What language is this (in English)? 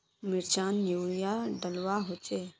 Magahi